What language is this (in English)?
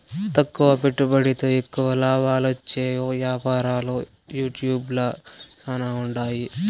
Telugu